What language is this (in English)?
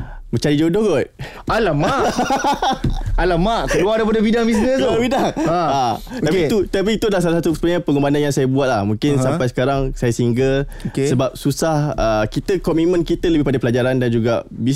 Malay